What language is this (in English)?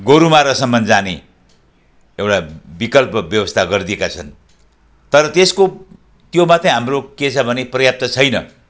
Nepali